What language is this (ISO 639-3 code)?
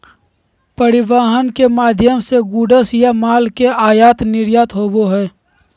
mag